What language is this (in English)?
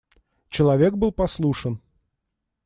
Russian